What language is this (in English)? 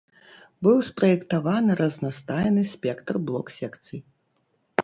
Belarusian